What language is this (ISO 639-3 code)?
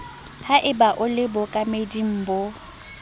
sot